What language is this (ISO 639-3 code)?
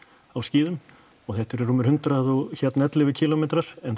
isl